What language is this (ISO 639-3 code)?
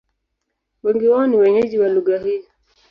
swa